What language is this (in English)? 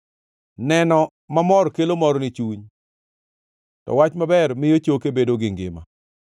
Luo (Kenya and Tanzania)